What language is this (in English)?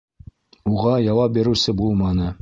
Bashkir